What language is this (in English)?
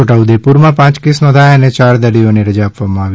Gujarati